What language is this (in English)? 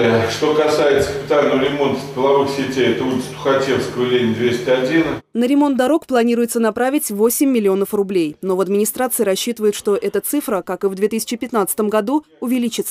Russian